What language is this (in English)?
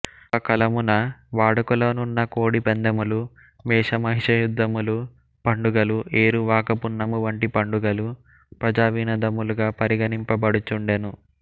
Telugu